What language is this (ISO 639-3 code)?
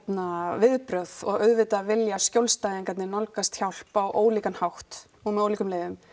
isl